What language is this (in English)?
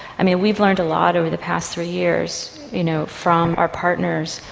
English